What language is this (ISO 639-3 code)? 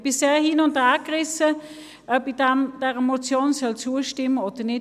gsw